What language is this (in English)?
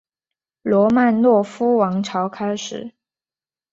Chinese